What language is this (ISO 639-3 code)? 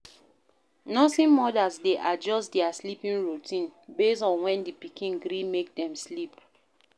pcm